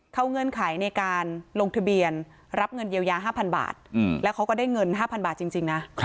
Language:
Thai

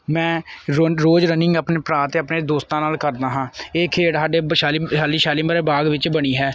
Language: Punjabi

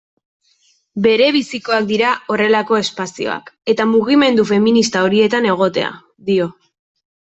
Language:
Basque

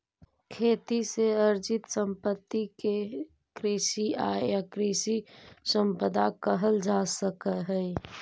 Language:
Magahi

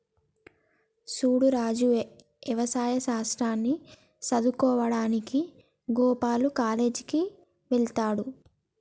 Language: Telugu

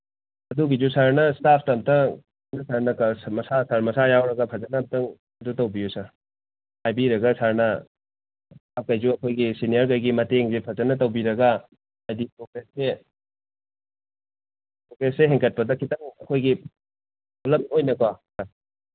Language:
Manipuri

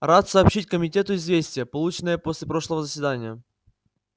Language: Russian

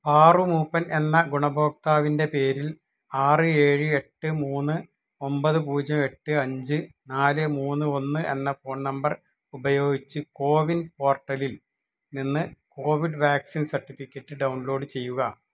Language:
Malayalam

